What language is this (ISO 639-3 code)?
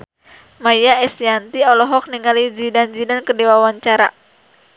sun